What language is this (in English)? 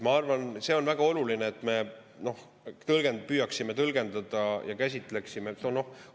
Estonian